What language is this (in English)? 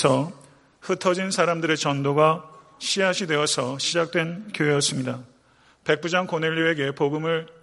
Korean